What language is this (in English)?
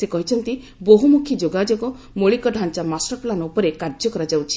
Odia